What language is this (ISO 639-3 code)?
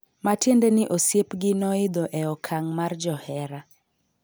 luo